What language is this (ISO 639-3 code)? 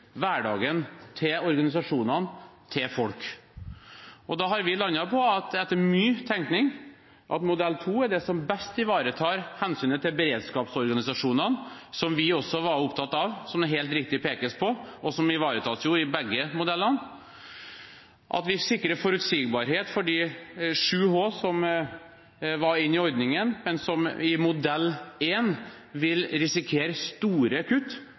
nob